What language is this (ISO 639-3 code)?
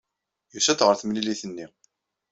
kab